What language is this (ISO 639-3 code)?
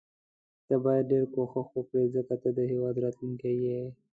pus